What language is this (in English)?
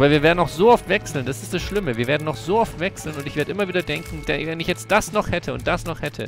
German